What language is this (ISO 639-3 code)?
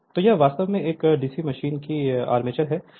hin